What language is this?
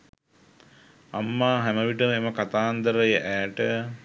Sinhala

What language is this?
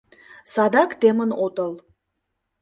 Mari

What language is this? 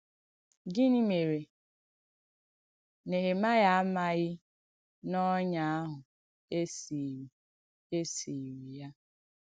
Igbo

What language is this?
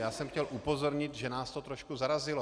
Czech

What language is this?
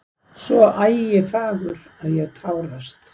Icelandic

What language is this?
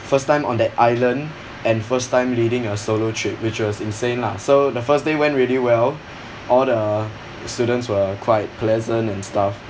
English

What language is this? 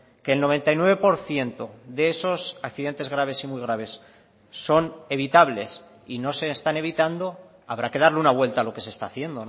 Spanish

